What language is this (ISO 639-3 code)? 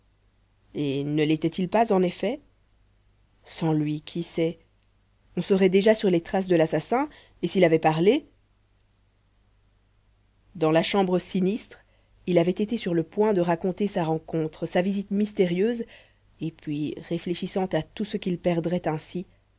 fra